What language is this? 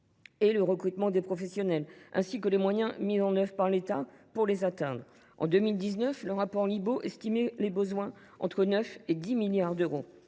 French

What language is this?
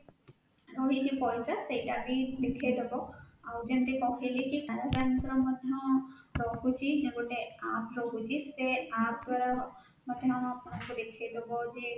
Odia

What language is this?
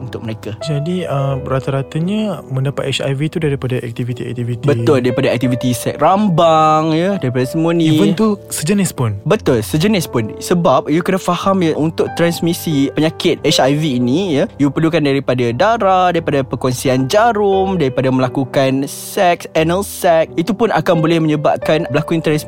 Malay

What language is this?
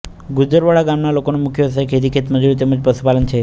Gujarati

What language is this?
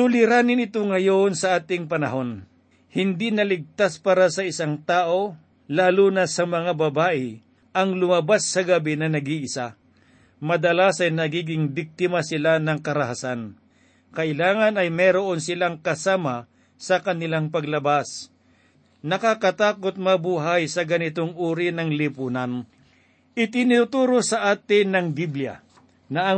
Filipino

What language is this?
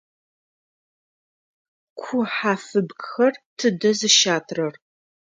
Adyghe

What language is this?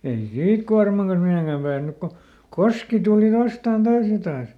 Finnish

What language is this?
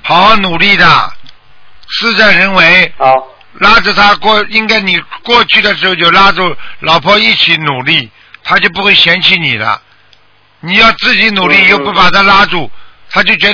Chinese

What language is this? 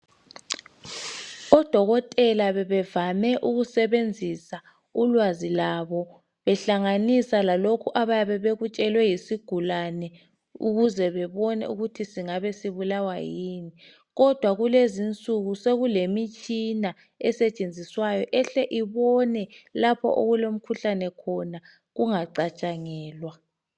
North Ndebele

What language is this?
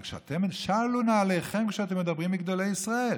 Hebrew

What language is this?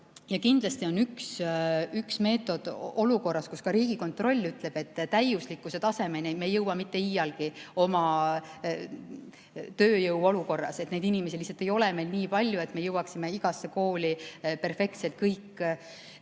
Estonian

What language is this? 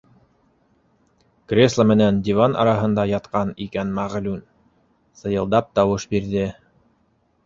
Bashkir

